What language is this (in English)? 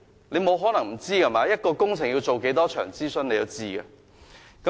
Cantonese